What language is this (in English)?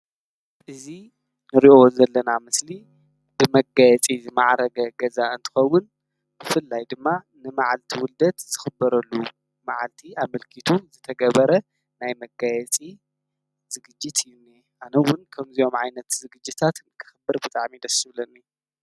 Tigrinya